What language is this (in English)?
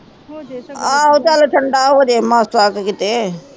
Punjabi